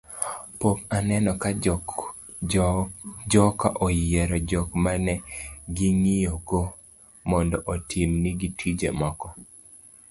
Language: Luo (Kenya and Tanzania)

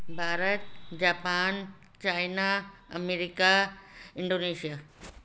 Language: Sindhi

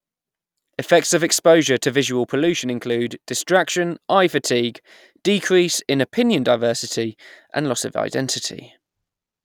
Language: English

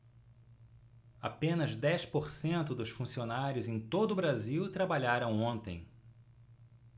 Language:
Portuguese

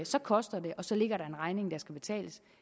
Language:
Danish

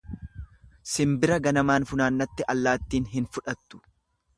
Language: Oromo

